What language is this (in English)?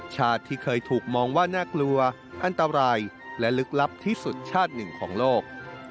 Thai